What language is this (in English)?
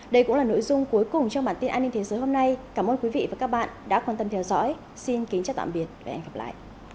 Vietnamese